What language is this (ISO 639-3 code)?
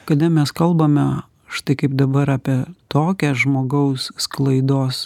lit